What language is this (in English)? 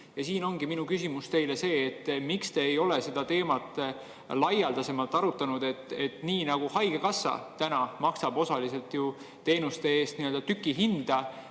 Estonian